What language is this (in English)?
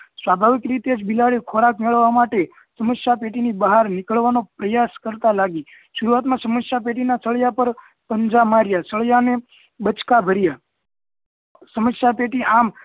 Gujarati